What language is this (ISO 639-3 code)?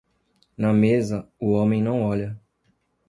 por